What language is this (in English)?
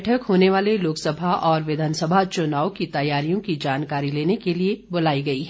Hindi